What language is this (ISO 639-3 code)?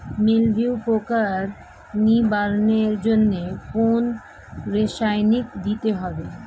ben